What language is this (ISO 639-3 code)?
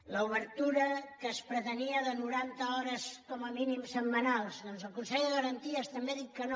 cat